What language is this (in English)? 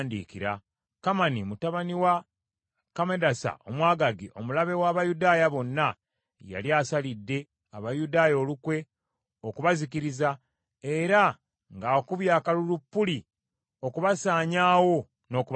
Ganda